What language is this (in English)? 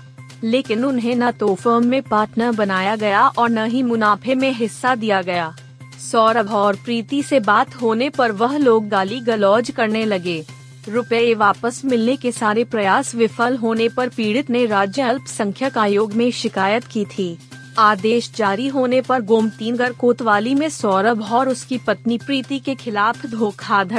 Hindi